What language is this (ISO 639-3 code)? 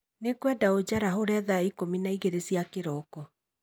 kik